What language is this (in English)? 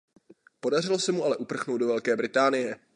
Czech